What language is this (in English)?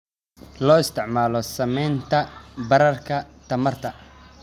Somali